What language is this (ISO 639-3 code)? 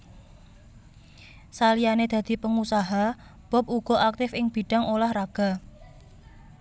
jav